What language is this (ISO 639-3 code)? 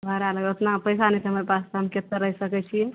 mai